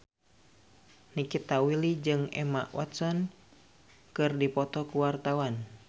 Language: Sundanese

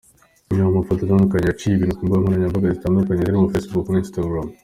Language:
Kinyarwanda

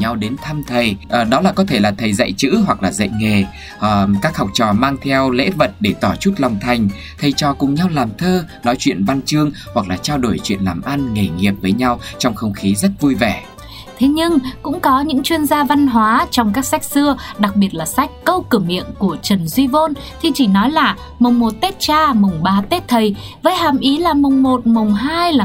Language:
Vietnamese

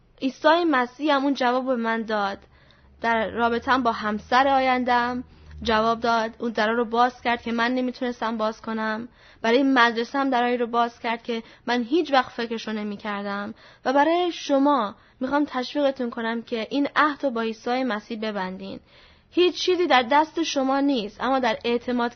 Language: Persian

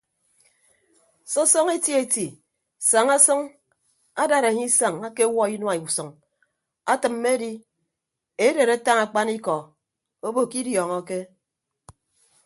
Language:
Ibibio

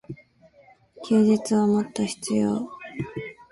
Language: Japanese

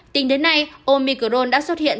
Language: Vietnamese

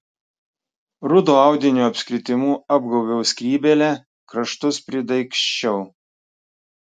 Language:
Lithuanian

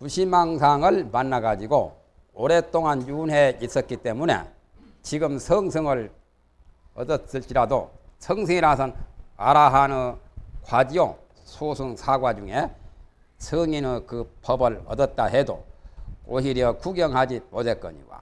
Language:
Korean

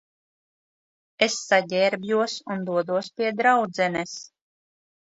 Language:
Latvian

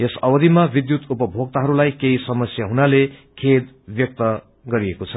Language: Nepali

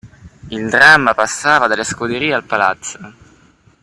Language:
Italian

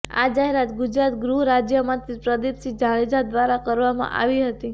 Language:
Gujarati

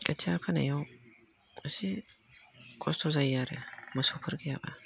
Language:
Bodo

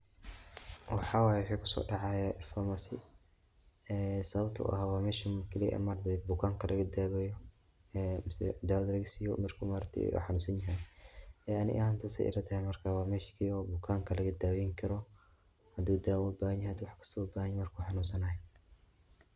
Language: Somali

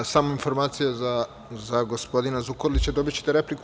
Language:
Serbian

